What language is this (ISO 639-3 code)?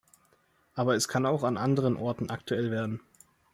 deu